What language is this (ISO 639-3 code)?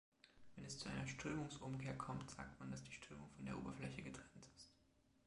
deu